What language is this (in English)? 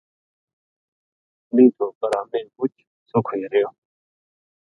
Gujari